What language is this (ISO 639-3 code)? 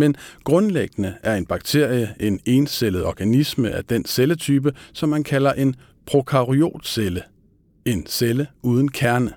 dan